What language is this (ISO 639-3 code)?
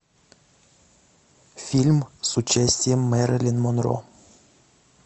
rus